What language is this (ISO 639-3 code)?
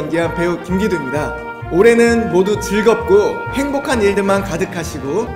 kor